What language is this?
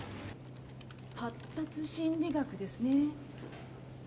Japanese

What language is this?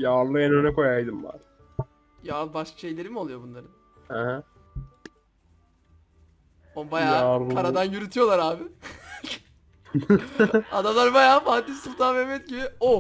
Turkish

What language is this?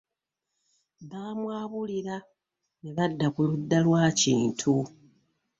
Ganda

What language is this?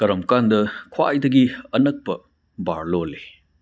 Manipuri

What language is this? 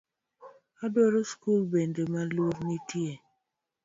Luo (Kenya and Tanzania)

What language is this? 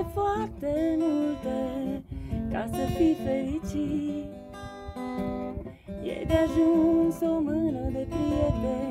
Romanian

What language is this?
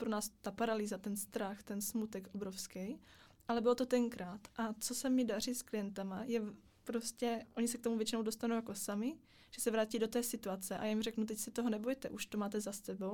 Czech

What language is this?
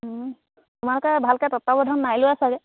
Assamese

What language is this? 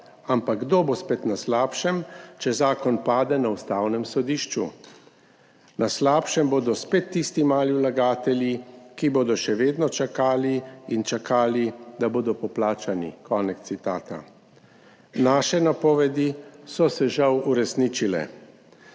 Slovenian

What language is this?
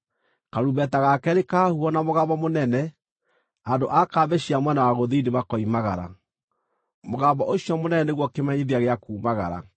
Kikuyu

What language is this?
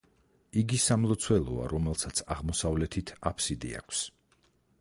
Georgian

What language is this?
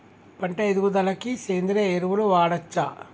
Telugu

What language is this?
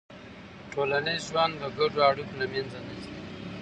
Pashto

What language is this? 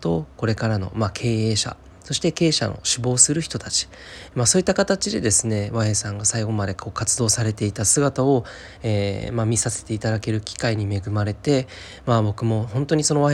Japanese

